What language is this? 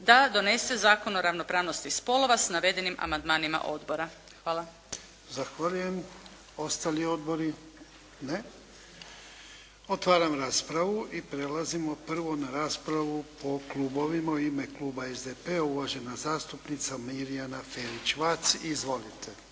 Croatian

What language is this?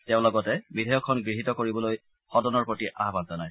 Assamese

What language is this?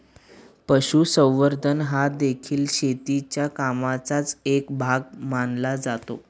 Marathi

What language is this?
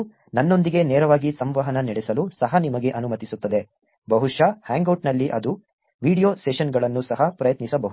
Kannada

